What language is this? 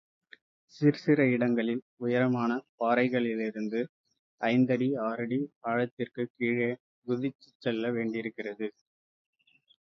Tamil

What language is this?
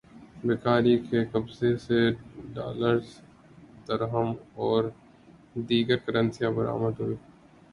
Urdu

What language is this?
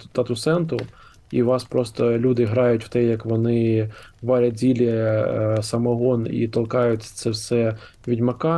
Ukrainian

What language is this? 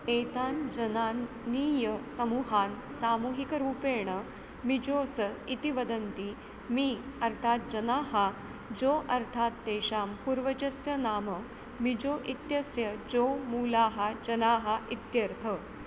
Sanskrit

